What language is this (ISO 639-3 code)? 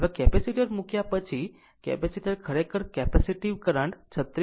guj